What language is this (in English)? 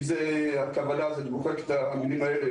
Hebrew